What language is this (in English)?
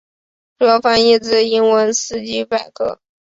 Chinese